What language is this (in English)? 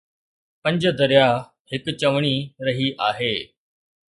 Sindhi